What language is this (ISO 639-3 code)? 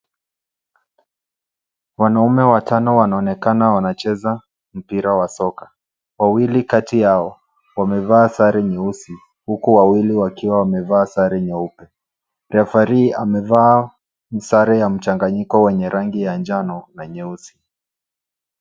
swa